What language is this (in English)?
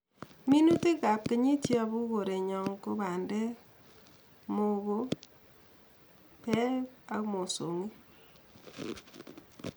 Kalenjin